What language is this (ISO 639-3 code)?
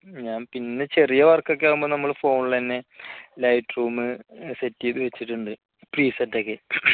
mal